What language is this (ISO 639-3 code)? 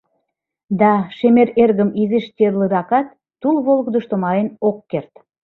chm